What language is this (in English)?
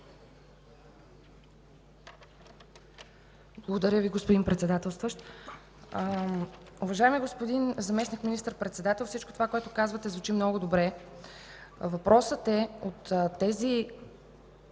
Bulgarian